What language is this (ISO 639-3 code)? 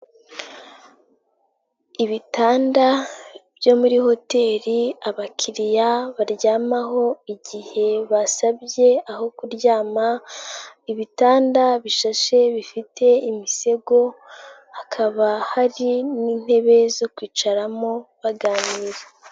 kin